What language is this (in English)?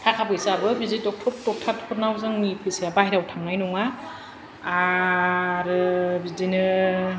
Bodo